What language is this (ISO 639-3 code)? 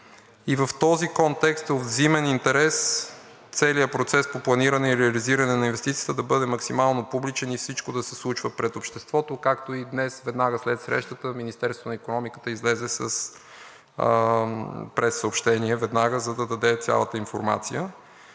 bul